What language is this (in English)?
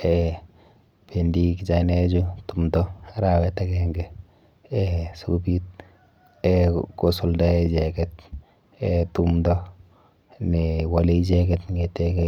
Kalenjin